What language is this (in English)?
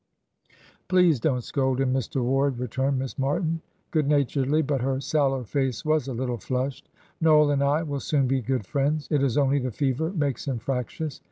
English